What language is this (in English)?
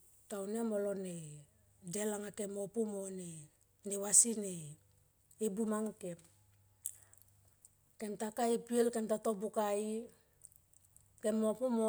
Tomoip